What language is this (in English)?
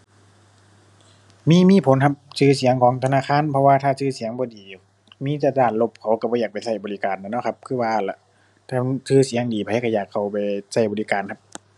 Thai